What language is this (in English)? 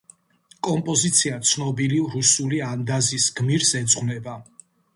Georgian